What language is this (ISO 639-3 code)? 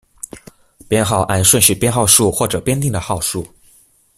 zho